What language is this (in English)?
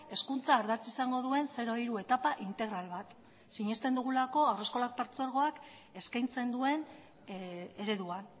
Basque